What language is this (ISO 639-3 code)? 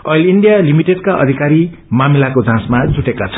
nep